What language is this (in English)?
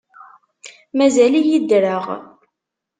Kabyle